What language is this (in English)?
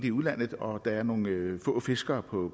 Danish